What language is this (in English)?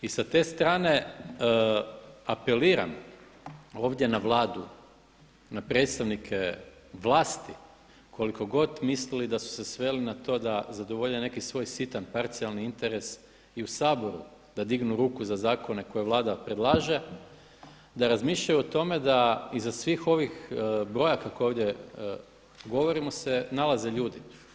Croatian